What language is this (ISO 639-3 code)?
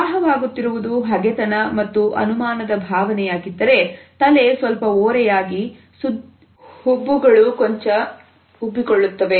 kan